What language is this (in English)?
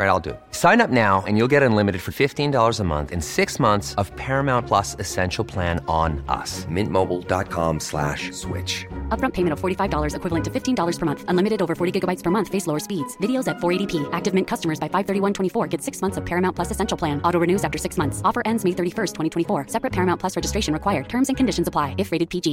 Urdu